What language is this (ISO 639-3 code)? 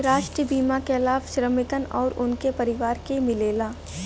bho